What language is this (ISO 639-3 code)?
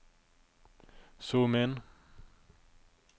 nor